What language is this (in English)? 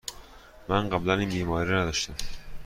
Persian